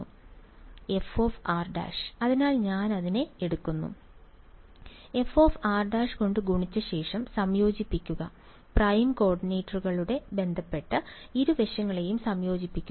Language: Malayalam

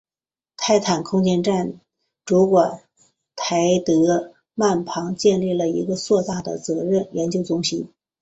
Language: Chinese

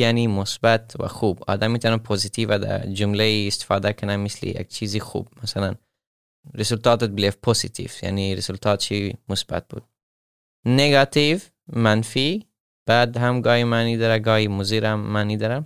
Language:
Persian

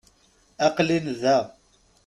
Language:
Kabyle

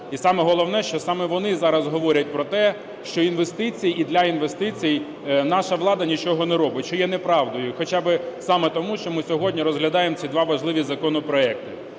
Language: Ukrainian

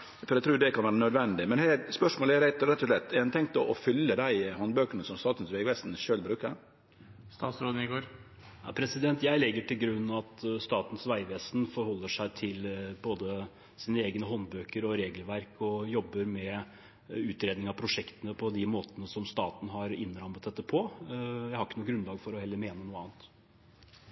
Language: Norwegian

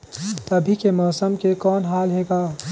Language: Chhattisgarhi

